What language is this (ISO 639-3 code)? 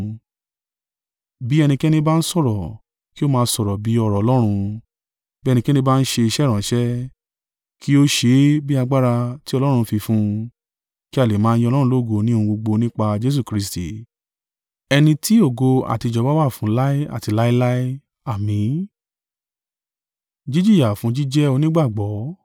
yor